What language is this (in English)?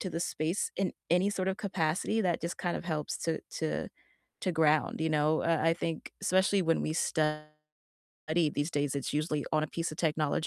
English